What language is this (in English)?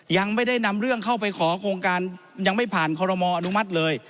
Thai